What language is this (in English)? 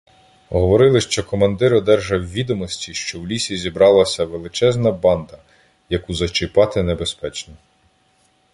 Ukrainian